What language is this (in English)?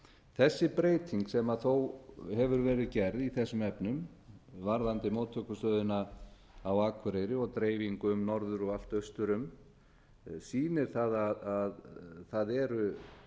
Icelandic